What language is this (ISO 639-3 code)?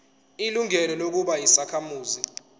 zul